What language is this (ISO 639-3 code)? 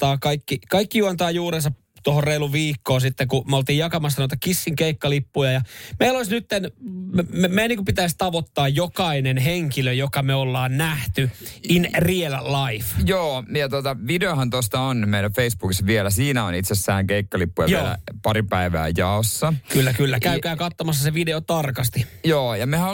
fin